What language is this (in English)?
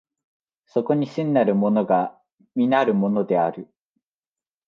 Japanese